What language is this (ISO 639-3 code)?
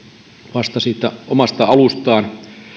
fin